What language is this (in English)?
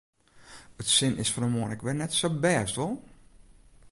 Western Frisian